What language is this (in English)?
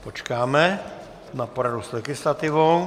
Czech